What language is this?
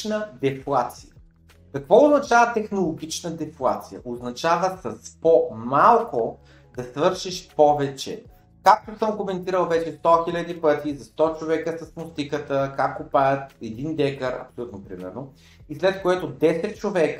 Bulgarian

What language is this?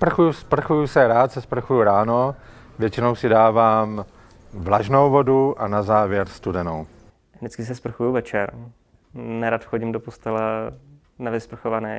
Czech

